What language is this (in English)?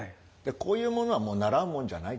Japanese